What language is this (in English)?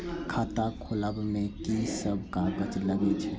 Maithili